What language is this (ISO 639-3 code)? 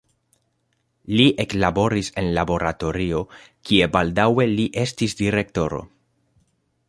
epo